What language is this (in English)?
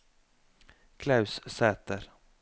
Norwegian